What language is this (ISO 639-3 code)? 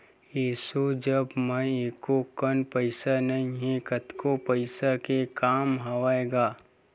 hne